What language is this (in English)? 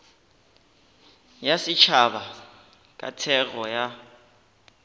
Northern Sotho